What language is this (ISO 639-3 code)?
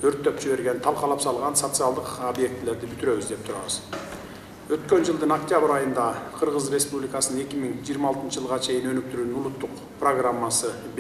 tur